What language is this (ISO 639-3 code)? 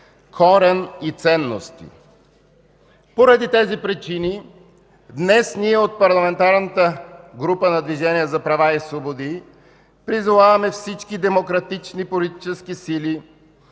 bul